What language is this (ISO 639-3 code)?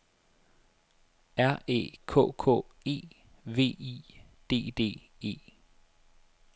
dan